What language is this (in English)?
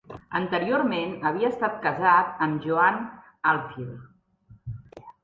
Catalan